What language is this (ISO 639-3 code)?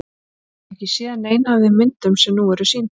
isl